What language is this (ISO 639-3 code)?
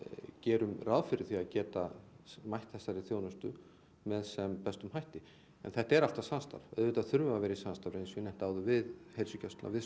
isl